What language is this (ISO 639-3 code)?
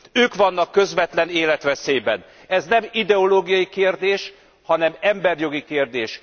hun